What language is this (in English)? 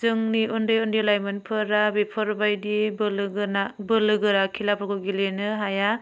Bodo